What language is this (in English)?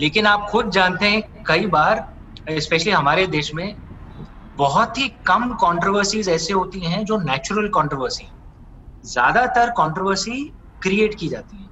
Hindi